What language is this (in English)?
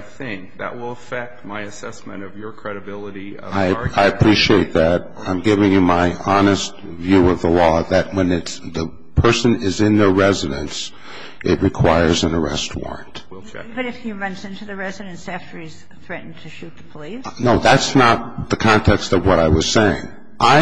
English